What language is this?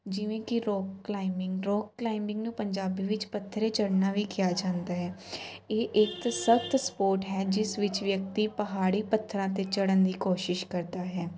Punjabi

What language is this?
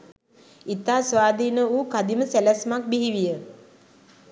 Sinhala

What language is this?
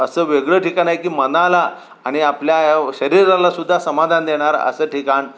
Marathi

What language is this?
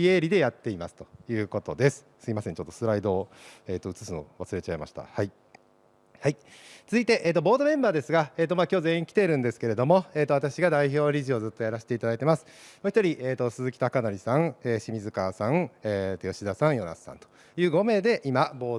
Japanese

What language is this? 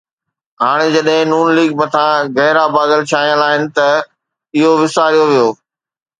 Sindhi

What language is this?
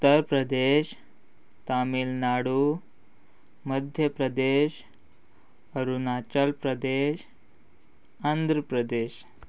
Konkani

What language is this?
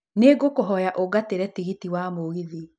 Kikuyu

